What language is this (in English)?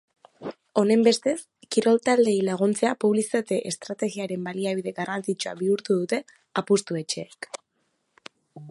Basque